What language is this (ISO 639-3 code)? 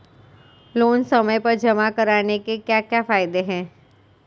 hin